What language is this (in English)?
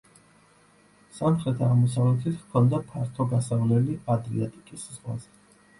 Georgian